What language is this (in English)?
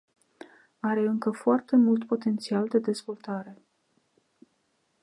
Romanian